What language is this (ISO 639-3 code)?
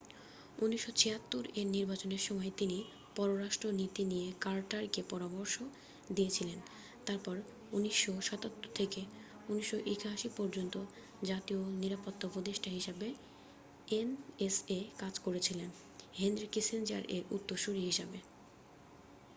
ben